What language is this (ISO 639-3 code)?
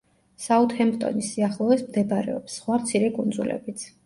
kat